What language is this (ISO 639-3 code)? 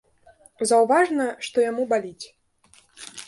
bel